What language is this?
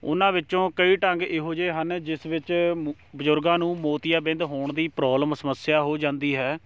Punjabi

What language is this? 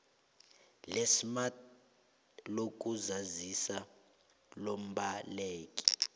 South Ndebele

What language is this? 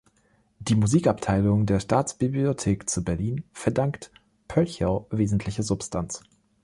German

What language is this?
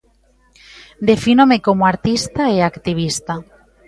Galician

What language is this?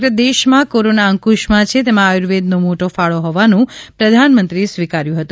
Gujarati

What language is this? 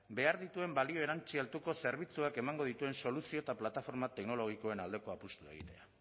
Basque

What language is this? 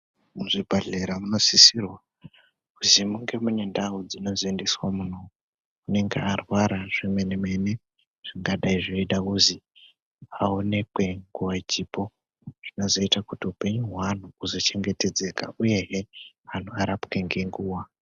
Ndau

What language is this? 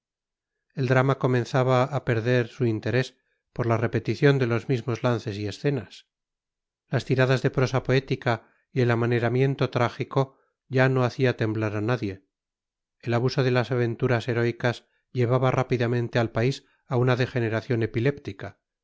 Spanish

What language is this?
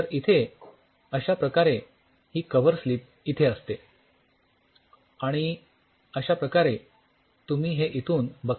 Marathi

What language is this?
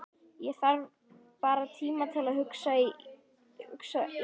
Icelandic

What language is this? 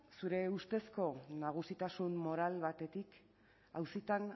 Basque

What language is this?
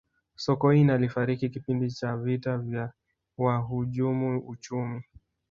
Swahili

